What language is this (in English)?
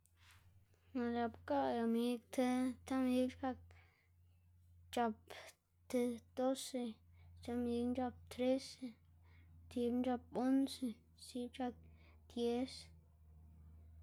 Xanaguía Zapotec